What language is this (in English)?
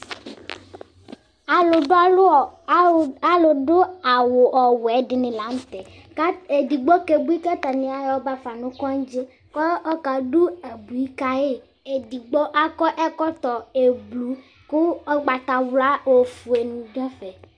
Ikposo